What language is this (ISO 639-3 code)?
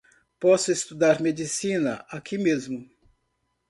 por